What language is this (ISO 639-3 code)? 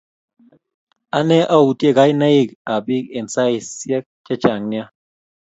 kln